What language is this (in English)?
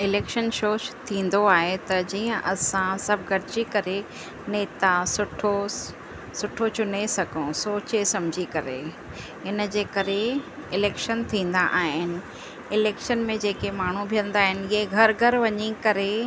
Sindhi